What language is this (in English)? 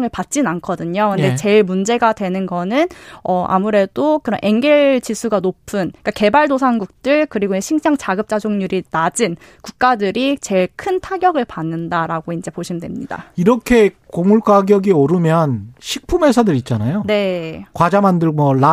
Korean